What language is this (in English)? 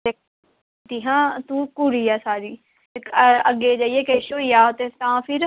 Dogri